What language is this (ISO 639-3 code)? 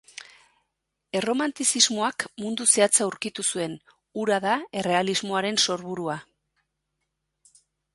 eus